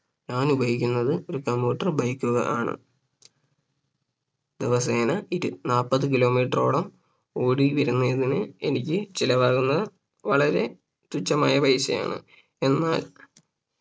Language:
Malayalam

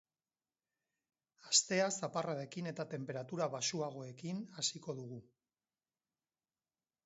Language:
Basque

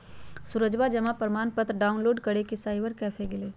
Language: Magahi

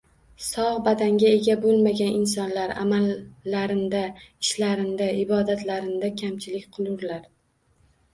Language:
Uzbek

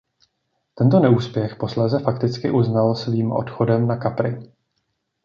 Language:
Czech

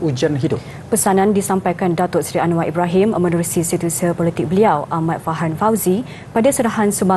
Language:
Malay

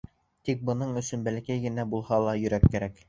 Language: Bashkir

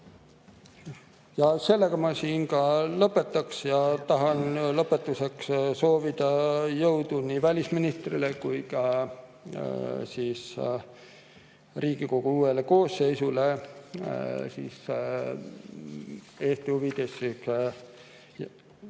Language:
Estonian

